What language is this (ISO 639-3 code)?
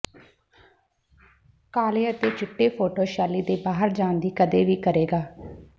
pan